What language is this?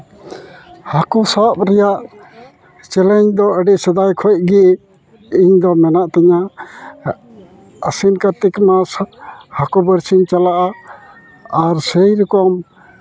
Santali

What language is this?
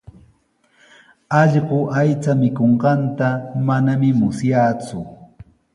Sihuas Ancash Quechua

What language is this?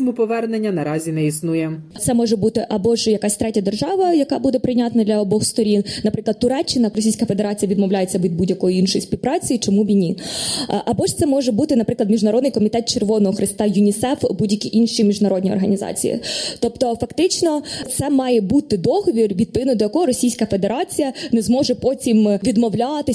Ukrainian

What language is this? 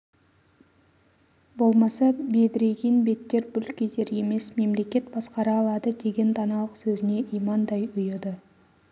Kazakh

